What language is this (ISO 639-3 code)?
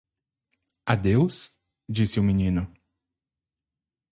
por